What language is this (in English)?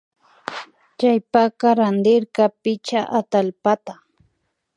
Imbabura Highland Quichua